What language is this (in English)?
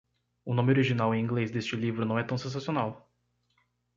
Portuguese